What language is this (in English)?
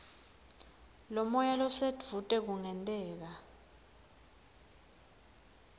Swati